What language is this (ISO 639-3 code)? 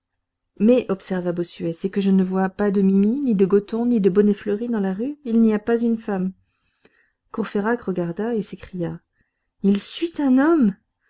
fra